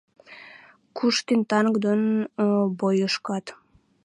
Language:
Western Mari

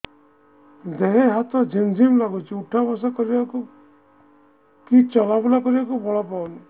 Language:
Odia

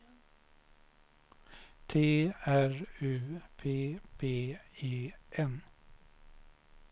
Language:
Swedish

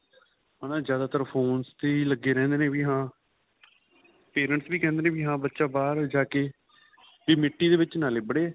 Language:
Punjabi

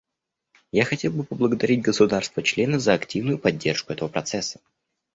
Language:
Russian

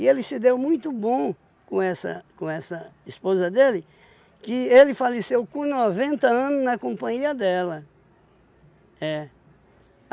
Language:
Portuguese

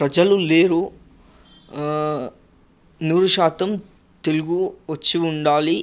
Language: Telugu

